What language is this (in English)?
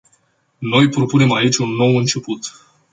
Romanian